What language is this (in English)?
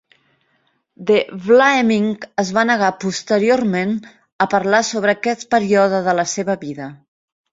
Catalan